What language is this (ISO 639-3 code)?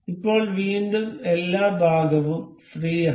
mal